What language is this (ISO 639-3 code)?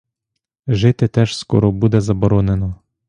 ukr